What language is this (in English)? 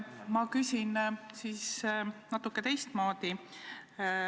Estonian